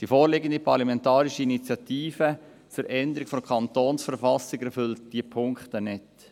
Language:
Swiss German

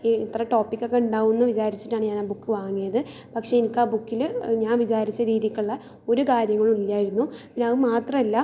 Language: Malayalam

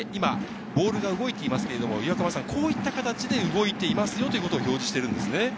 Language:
Japanese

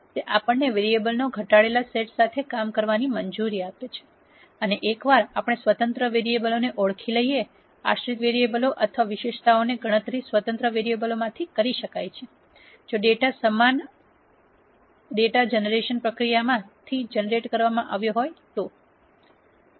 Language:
Gujarati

